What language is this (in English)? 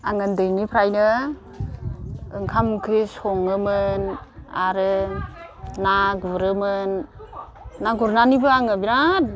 Bodo